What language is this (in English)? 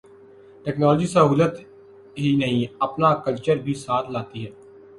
Urdu